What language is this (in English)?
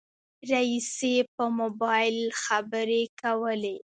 Pashto